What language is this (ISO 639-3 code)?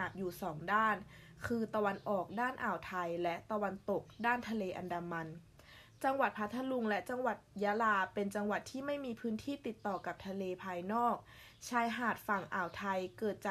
tha